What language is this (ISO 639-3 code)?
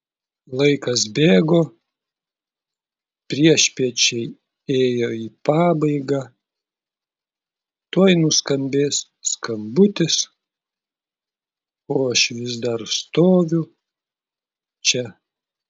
lit